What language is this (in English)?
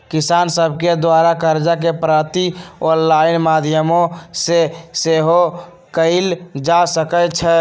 Magahi